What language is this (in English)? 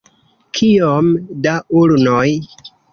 Esperanto